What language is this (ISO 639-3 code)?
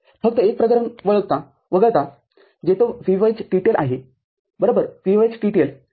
mar